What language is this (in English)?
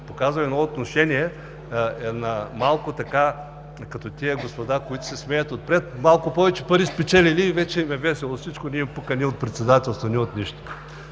Bulgarian